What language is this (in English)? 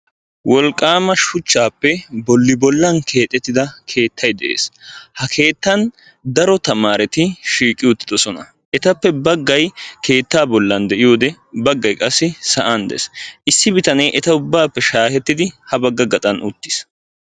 Wolaytta